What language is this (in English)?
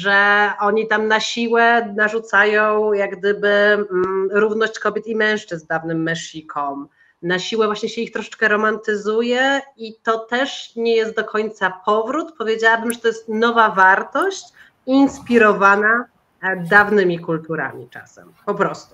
Polish